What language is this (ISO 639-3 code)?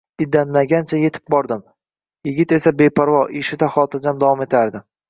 uzb